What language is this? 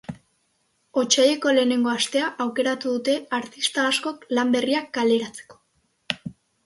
Basque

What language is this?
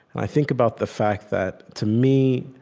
English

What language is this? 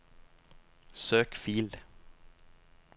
Norwegian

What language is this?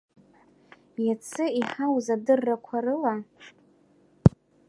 Abkhazian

